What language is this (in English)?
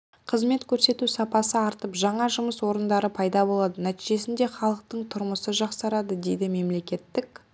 Kazakh